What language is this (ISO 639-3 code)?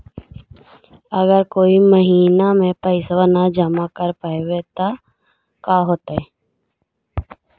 mag